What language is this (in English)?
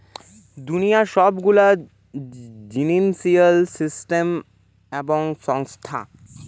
Bangla